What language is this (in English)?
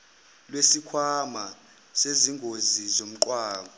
Zulu